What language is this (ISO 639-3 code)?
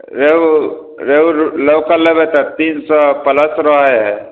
mai